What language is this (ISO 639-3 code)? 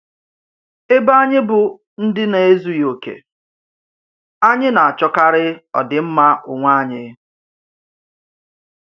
ibo